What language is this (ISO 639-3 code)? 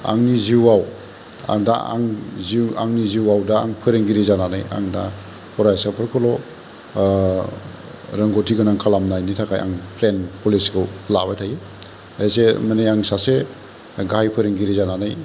brx